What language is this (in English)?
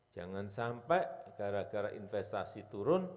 Indonesian